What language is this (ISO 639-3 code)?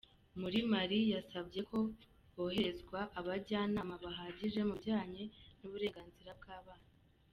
kin